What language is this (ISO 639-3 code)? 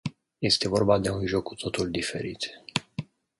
ron